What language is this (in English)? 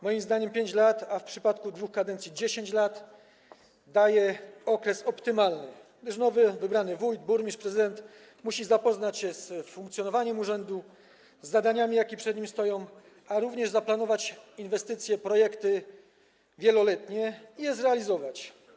Polish